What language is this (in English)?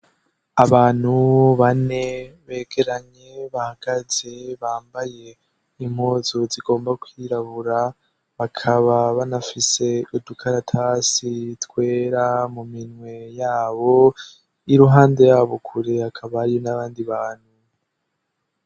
Rundi